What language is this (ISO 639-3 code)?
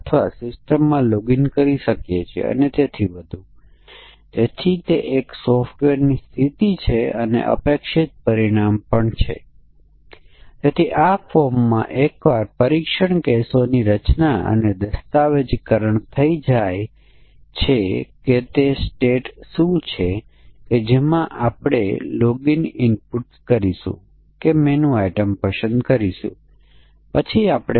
guj